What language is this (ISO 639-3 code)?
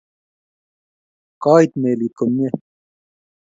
kln